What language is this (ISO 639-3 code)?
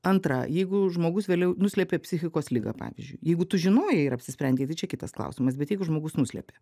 lit